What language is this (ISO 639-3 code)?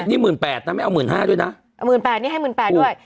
tha